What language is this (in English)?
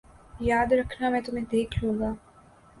Urdu